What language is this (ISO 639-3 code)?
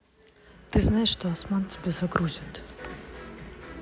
rus